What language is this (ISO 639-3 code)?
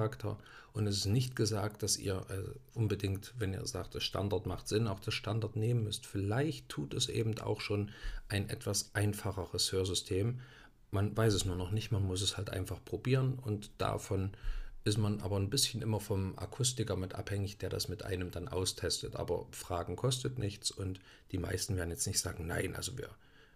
deu